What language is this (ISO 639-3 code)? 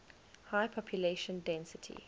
eng